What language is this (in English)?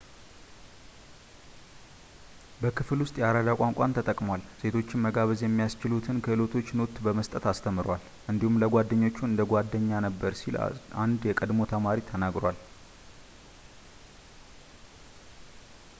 Amharic